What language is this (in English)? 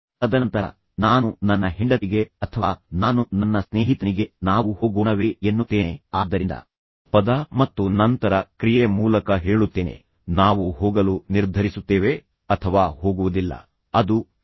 Kannada